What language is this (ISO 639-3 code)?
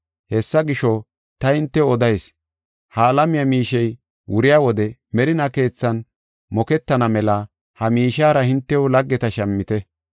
gof